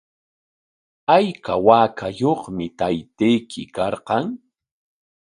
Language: Corongo Ancash Quechua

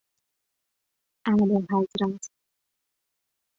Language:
Persian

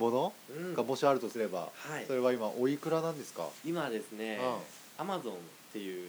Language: Japanese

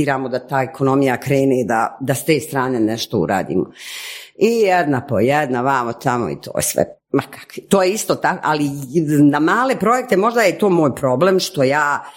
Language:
Croatian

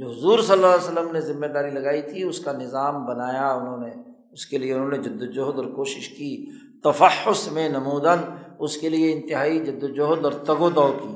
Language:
Urdu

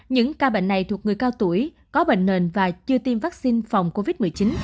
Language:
Vietnamese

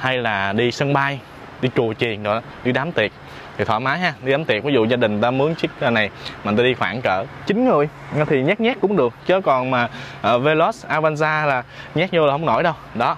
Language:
Vietnamese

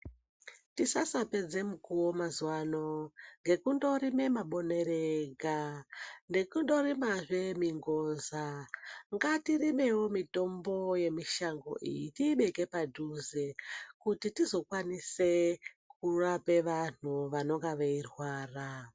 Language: Ndau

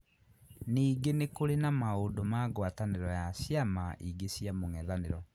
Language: Kikuyu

